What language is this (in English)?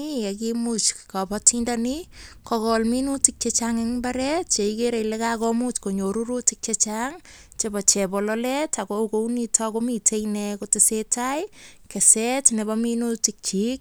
Kalenjin